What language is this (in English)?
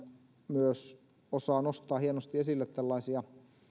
Finnish